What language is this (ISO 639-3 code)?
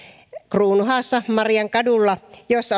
fin